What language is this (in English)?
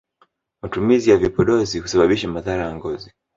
Swahili